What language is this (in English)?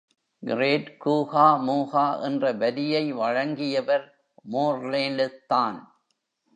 Tamil